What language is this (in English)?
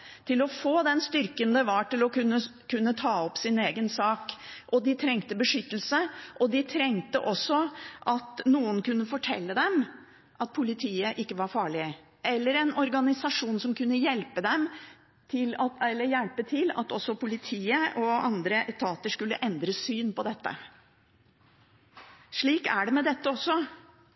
Norwegian Bokmål